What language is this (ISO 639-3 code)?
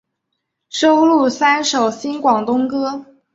zho